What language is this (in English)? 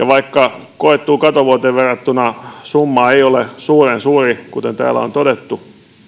Finnish